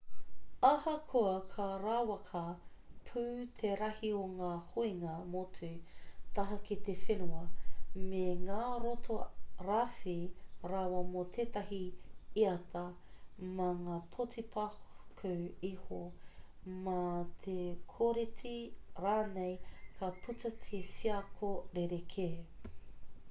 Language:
Māori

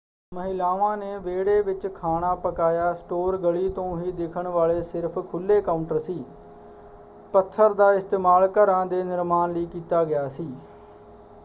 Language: Punjabi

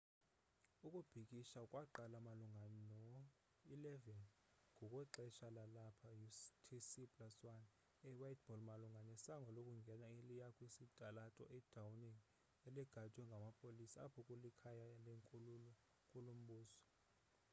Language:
Xhosa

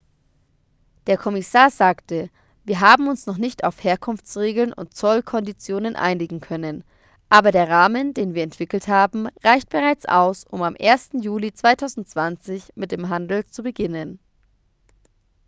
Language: German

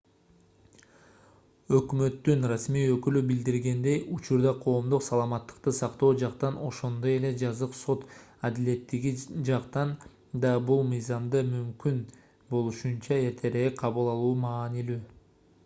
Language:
Kyrgyz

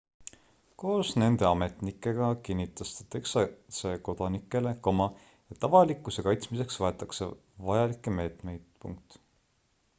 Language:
Estonian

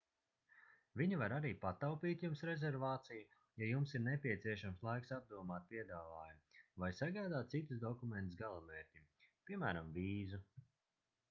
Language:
Latvian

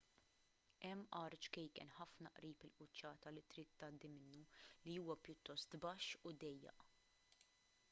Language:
Maltese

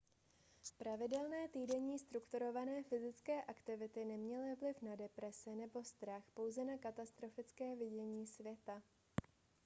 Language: Czech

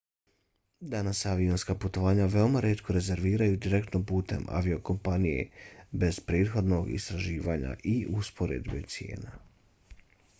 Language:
Bosnian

